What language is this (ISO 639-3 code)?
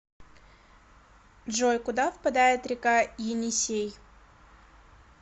rus